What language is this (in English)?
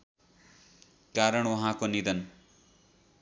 Nepali